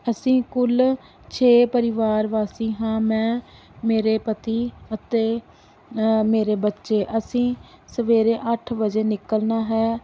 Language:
Punjabi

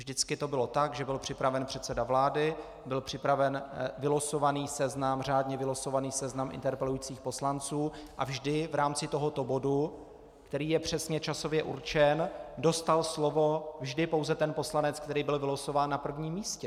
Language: Czech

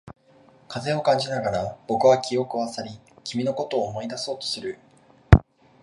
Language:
Japanese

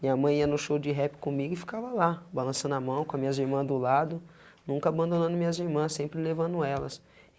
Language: Portuguese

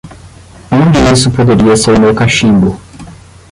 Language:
Portuguese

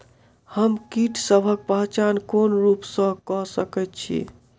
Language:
Maithili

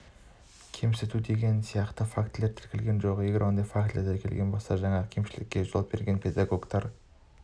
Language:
Kazakh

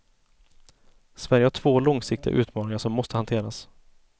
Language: Swedish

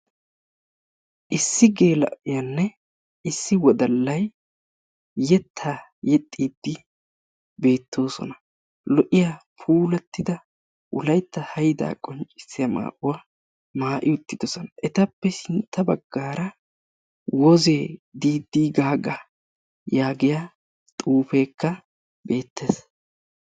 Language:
Wolaytta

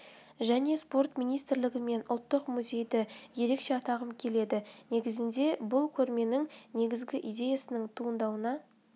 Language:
Kazakh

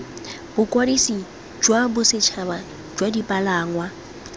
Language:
Tswana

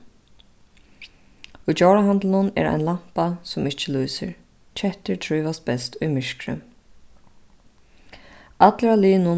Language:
Faroese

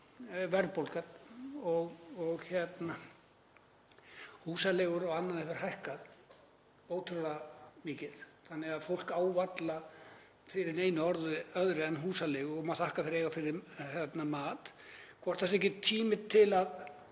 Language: Icelandic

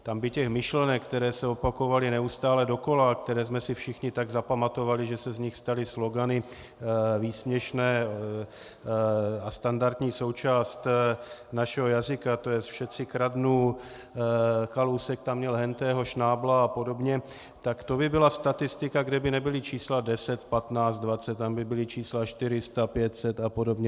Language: Czech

